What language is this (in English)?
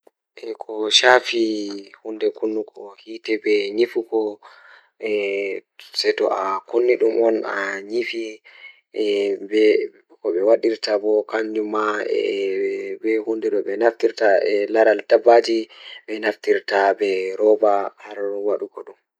Fula